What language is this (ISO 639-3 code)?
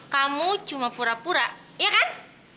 ind